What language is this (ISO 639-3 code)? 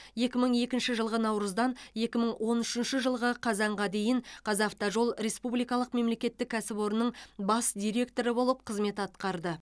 kaz